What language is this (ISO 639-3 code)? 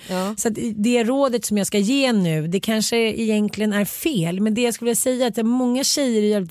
swe